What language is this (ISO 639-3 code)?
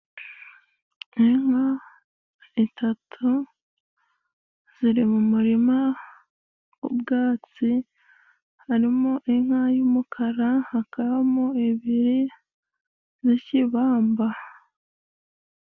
kin